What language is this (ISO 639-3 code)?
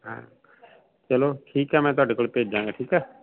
pan